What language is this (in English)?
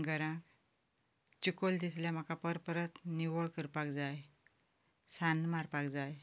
Konkani